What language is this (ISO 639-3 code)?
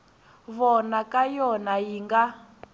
tso